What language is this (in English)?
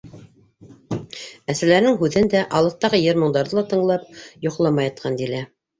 Bashkir